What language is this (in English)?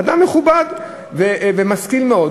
Hebrew